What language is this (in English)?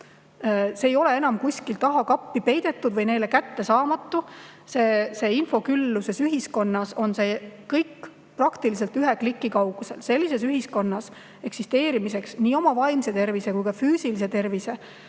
Estonian